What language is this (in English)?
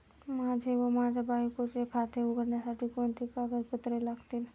Marathi